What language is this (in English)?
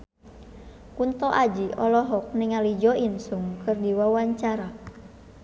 Sundanese